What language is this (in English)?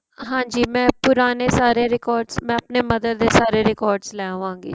Punjabi